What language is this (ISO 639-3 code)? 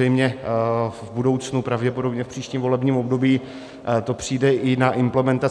ces